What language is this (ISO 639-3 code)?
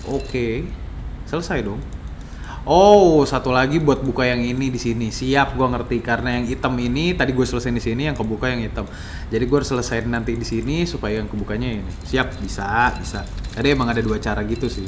ind